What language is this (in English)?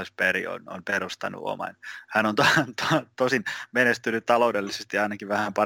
Finnish